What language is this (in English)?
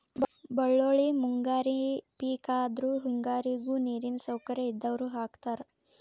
Kannada